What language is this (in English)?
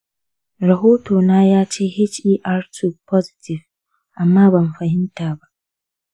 Hausa